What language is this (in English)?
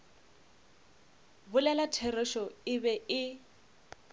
Northern Sotho